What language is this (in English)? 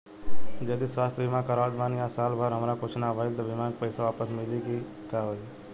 Bhojpuri